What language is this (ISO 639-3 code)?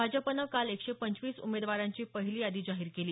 mar